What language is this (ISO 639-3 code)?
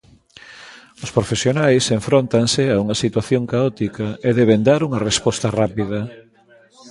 glg